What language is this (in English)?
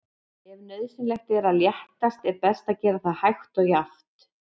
Icelandic